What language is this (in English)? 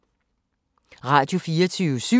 Danish